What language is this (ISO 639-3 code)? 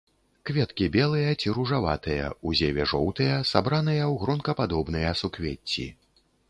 bel